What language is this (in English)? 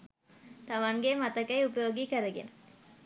Sinhala